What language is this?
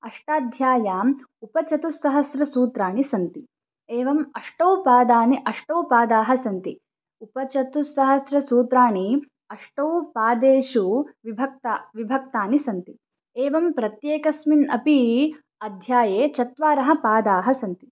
Sanskrit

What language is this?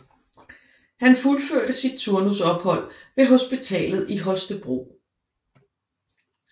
Danish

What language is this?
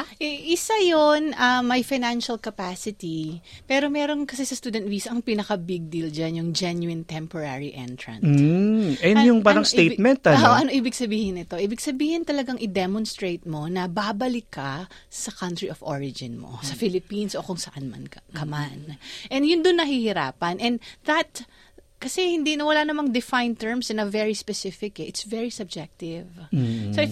Filipino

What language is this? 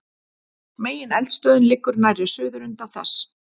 Icelandic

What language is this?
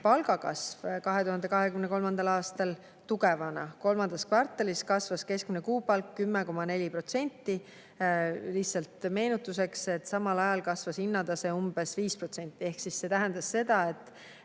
Estonian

